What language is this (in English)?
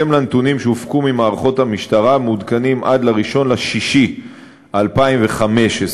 Hebrew